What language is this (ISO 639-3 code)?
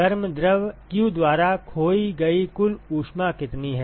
hin